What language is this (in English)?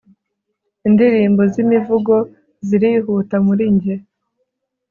Kinyarwanda